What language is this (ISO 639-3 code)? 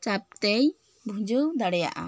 sat